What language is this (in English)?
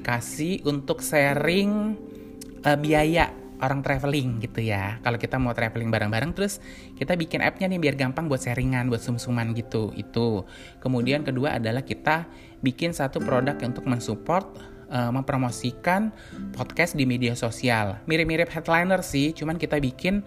Indonesian